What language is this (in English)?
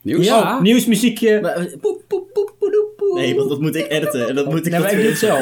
Dutch